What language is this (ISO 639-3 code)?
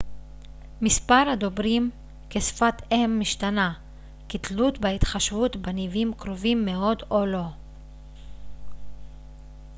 heb